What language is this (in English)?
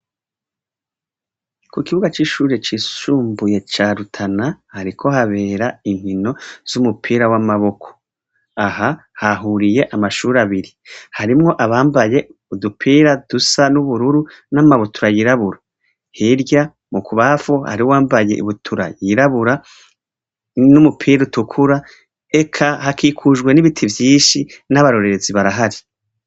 Rundi